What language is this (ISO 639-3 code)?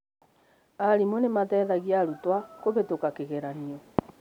kik